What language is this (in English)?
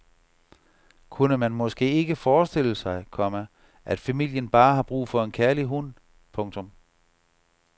Danish